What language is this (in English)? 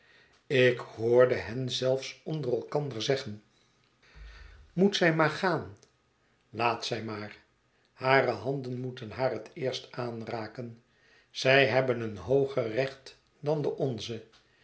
Dutch